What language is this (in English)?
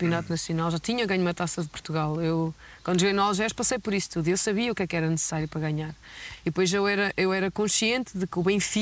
Portuguese